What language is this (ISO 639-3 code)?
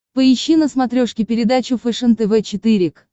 rus